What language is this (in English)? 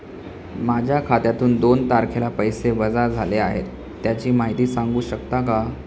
Marathi